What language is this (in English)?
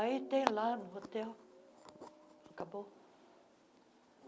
Portuguese